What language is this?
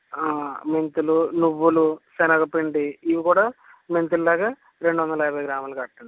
Telugu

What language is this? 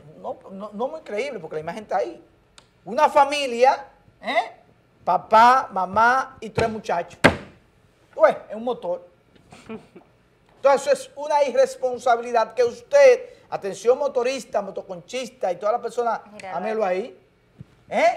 Spanish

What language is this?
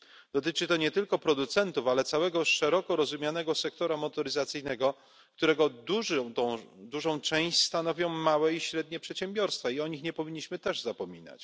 Polish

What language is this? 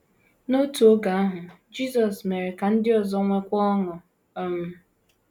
Igbo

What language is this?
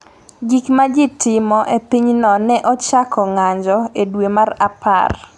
Luo (Kenya and Tanzania)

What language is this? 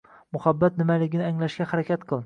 Uzbek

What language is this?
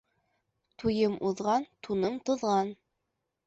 Bashkir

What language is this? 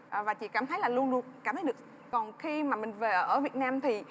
Vietnamese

